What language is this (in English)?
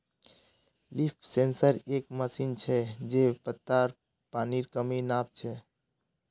Magahi